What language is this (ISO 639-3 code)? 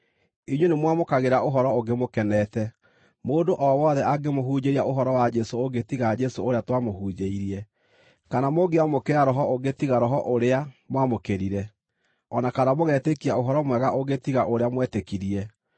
kik